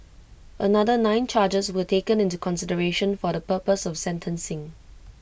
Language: English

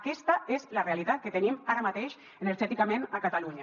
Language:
Catalan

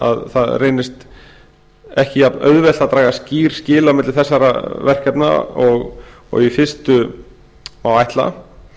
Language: Icelandic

